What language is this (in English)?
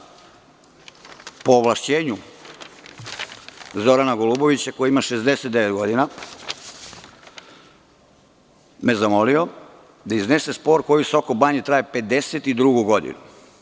Serbian